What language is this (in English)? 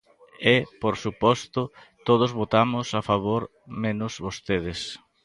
Galician